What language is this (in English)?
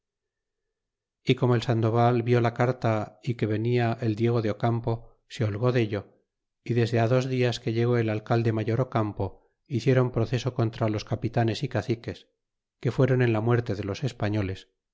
Spanish